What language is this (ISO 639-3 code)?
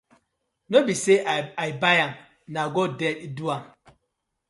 pcm